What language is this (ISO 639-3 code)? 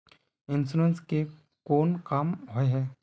mag